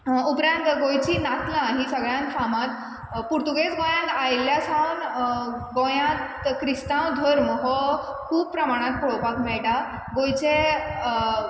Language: Konkani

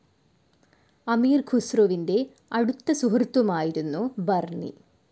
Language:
Malayalam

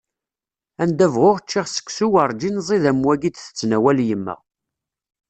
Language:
Kabyle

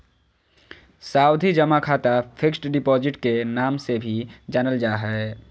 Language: Magahi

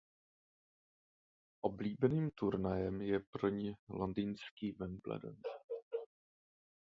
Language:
Czech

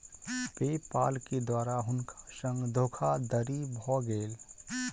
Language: Maithili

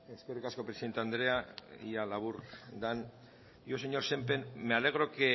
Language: Basque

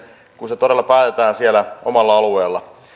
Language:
Finnish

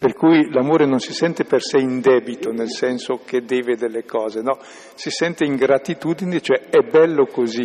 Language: Italian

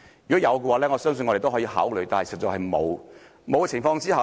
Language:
Cantonese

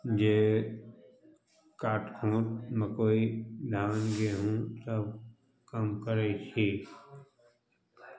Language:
Maithili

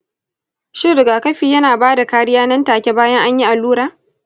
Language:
Hausa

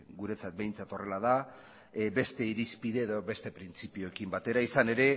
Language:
Basque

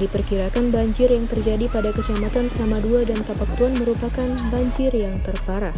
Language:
Indonesian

